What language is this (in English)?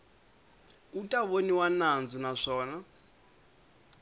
Tsonga